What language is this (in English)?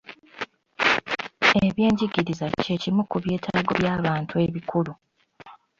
Ganda